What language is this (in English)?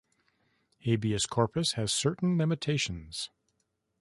English